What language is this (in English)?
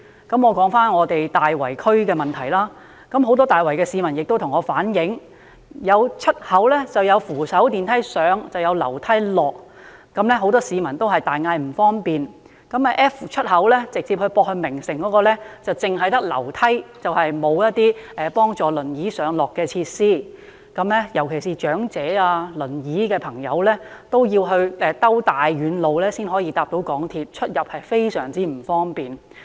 Cantonese